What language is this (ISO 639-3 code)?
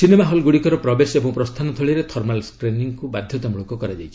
ori